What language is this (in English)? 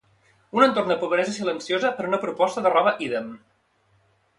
Catalan